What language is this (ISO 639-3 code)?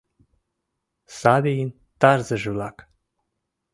chm